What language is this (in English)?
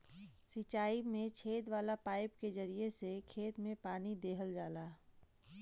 Bhojpuri